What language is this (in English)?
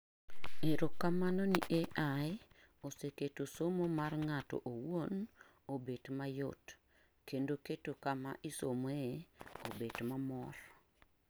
Luo (Kenya and Tanzania)